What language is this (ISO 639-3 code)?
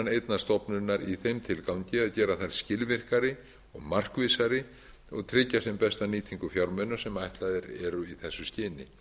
isl